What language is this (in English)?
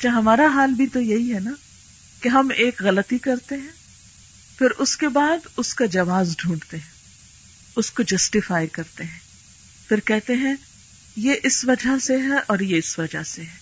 Urdu